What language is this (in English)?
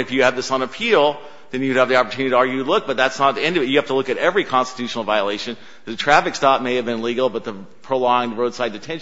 English